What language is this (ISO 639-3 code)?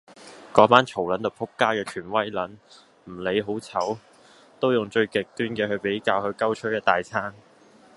yue